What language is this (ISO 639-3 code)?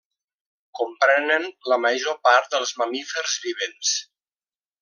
cat